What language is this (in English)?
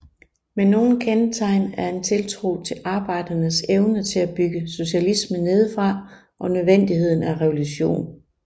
Danish